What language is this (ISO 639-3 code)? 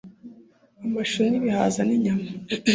kin